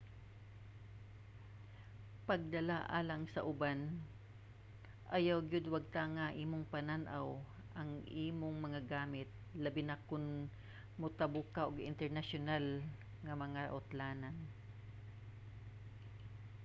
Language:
Cebuano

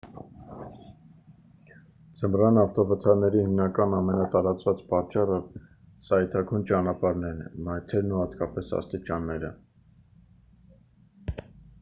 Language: Armenian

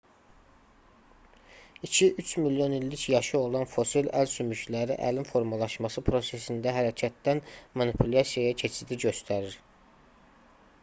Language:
Azerbaijani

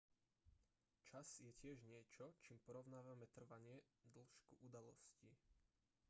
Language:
Slovak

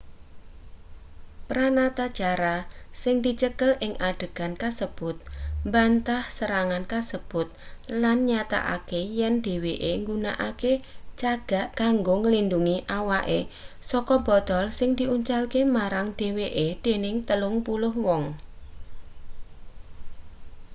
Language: Javanese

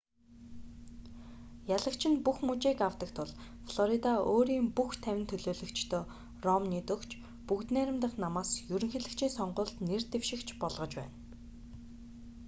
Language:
Mongolian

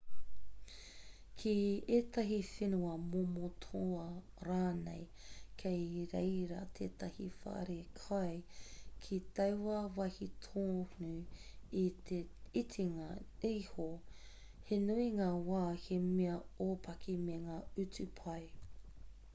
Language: Māori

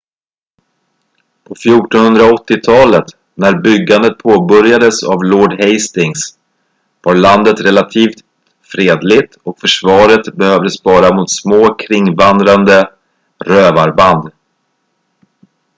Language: Swedish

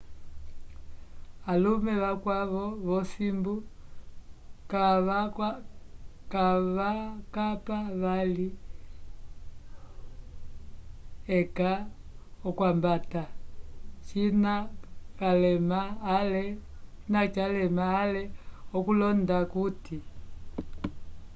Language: Umbundu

